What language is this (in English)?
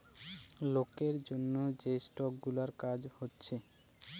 Bangla